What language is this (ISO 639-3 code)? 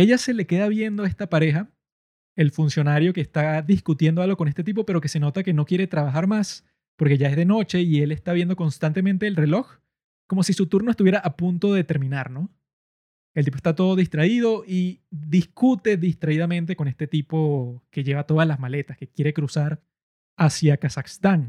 spa